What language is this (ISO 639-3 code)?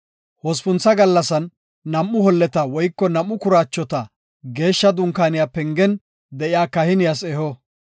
gof